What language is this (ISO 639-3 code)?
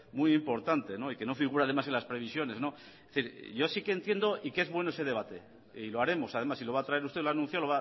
spa